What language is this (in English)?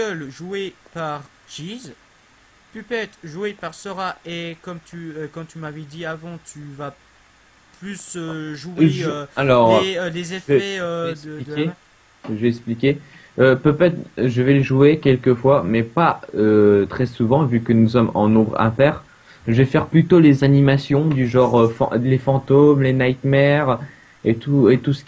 French